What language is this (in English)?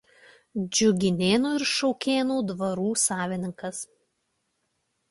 Lithuanian